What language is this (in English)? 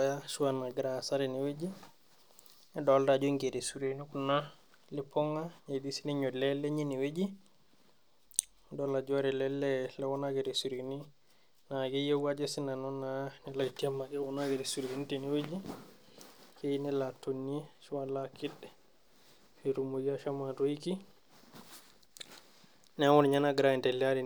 Masai